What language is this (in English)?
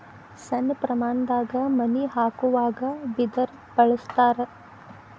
Kannada